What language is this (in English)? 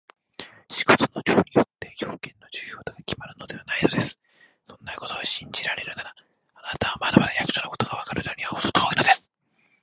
Japanese